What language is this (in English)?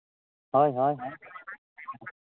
Santali